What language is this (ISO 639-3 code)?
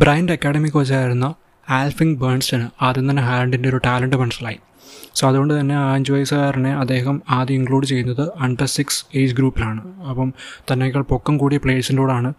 mal